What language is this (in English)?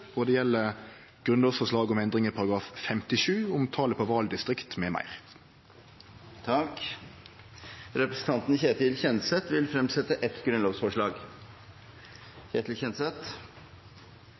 Norwegian Nynorsk